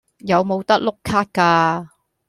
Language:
Cantonese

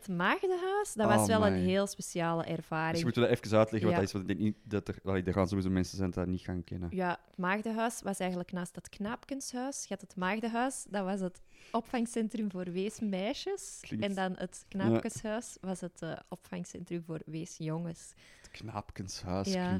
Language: Dutch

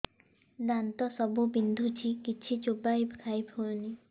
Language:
Odia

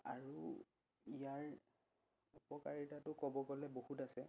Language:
Assamese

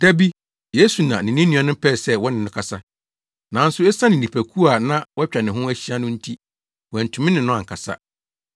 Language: Akan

